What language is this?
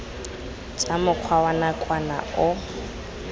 Tswana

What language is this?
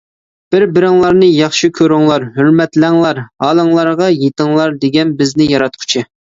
Uyghur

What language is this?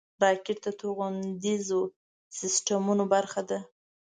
Pashto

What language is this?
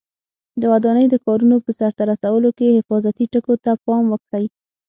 Pashto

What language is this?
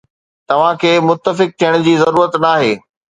Sindhi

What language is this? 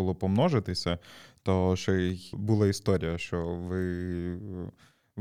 Ukrainian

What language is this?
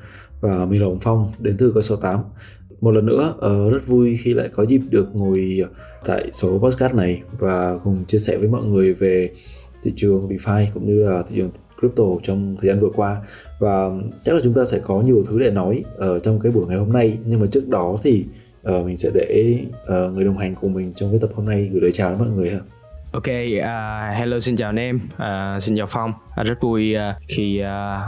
Vietnamese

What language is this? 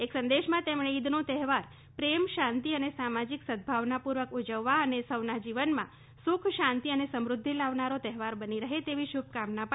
Gujarati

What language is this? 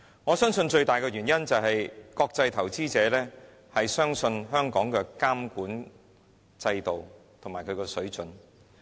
Cantonese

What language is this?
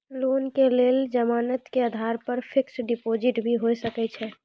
Maithili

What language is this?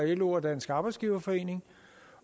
Danish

